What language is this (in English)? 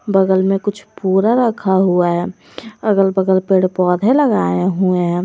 Hindi